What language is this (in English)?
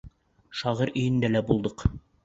Bashkir